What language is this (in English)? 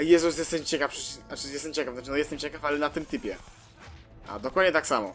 Polish